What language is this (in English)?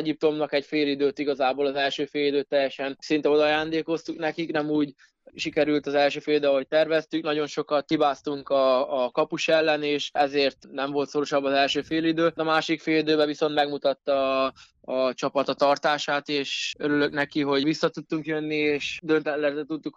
Hungarian